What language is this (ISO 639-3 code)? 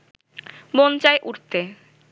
ben